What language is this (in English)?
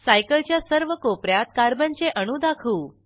Marathi